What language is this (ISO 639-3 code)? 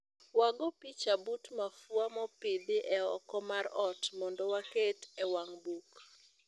luo